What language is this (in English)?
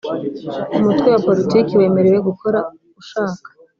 Kinyarwanda